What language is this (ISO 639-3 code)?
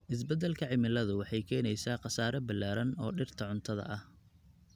som